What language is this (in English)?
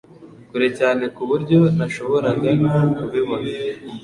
Kinyarwanda